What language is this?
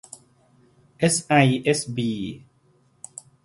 Thai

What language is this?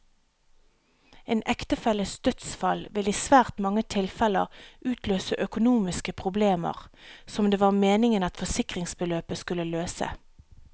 Norwegian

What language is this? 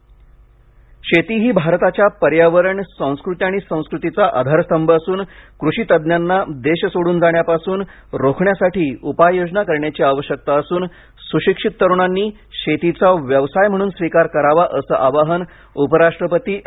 Marathi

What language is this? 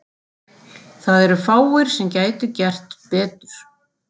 Icelandic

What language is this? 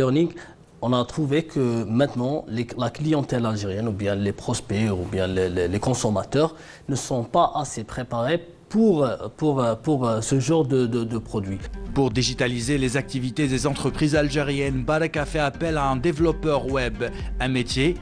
French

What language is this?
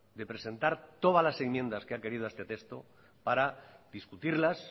Spanish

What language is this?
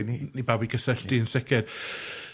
Welsh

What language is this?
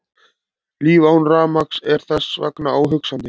Icelandic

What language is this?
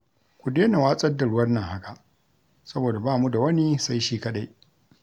Hausa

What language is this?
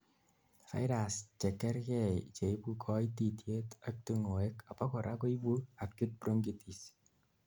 Kalenjin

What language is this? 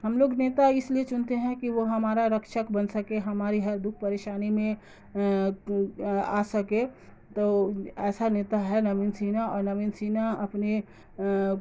Urdu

